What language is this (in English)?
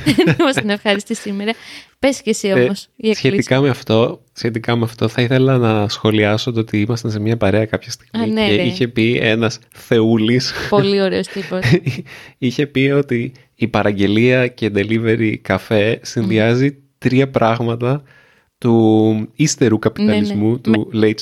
Greek